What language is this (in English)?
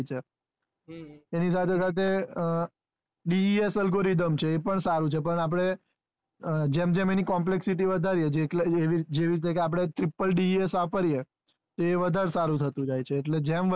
Gujarati